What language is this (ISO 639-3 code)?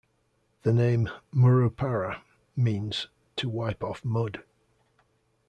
eng